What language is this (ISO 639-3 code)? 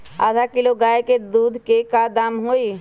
mag